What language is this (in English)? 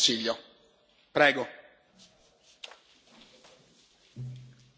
English